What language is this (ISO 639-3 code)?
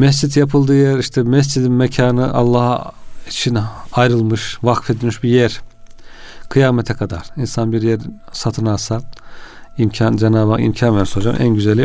tur